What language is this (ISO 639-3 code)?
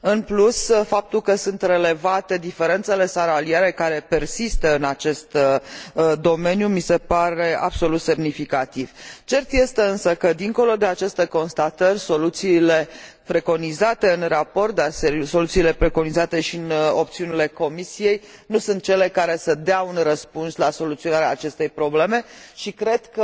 ron